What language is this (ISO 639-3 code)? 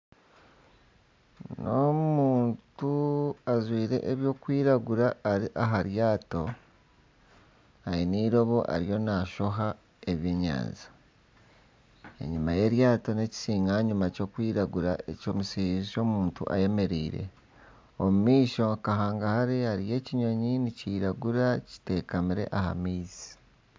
nyn